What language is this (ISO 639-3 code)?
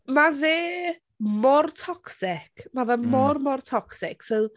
cym